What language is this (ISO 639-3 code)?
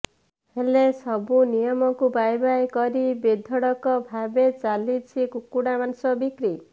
ori